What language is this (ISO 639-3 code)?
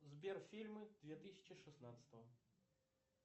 rus